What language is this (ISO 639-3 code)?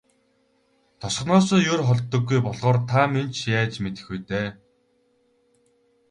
mon